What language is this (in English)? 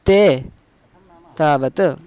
Sanskrit